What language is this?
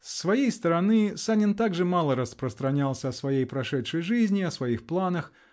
Russian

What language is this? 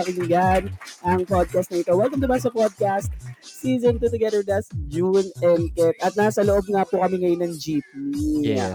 Filipino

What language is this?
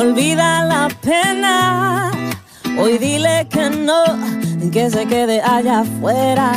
Spanish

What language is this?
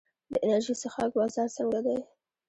Pashto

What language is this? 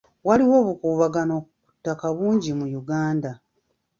Ganda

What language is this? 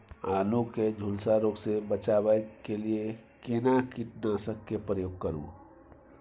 Maithili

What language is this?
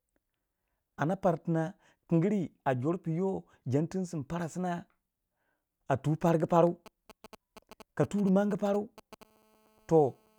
Waja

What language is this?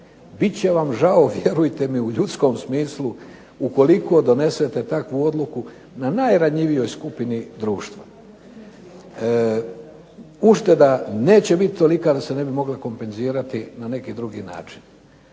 Croatian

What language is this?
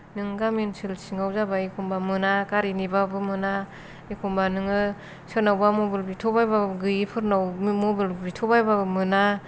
Bodo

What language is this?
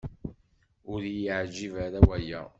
Kabyle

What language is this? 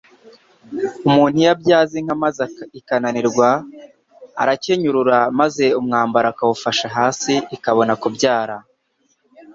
Kinyarwanda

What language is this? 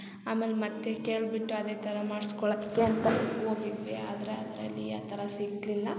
Kannada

